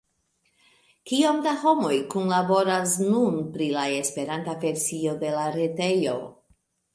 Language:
Esperanto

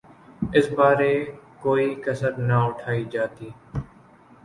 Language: Urdu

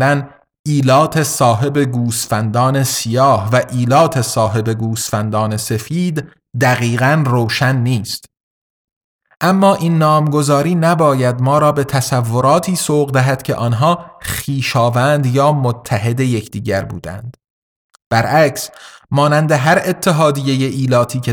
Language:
Persian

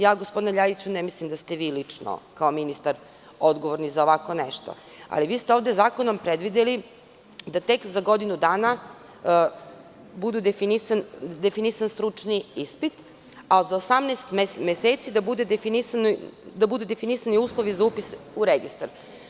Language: Serbian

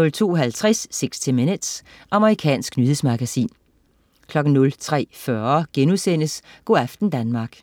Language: Danish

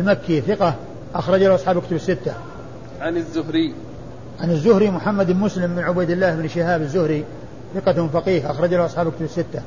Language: Arabic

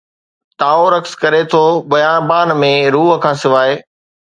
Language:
Sindhi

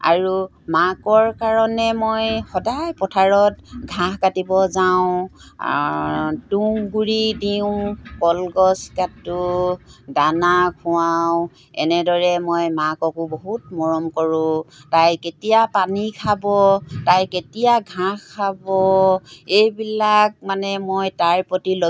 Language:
Assamese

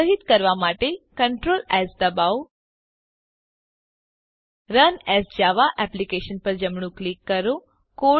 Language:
Gujarati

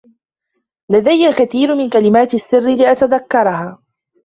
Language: Arabic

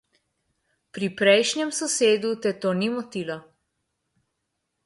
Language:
Slovenian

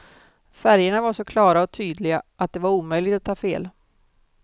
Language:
Swedish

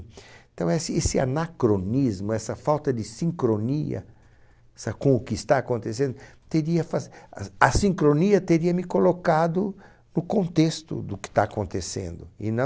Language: Portuguese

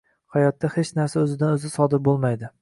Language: Uzbek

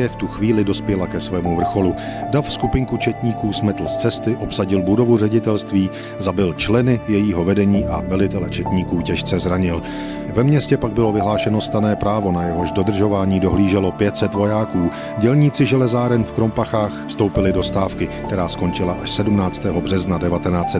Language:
Czech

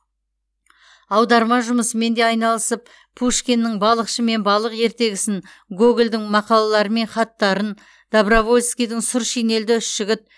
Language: Kazakh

